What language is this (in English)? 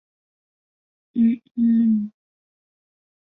Chinese